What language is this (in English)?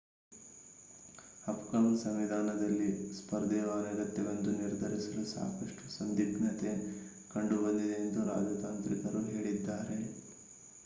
Kannada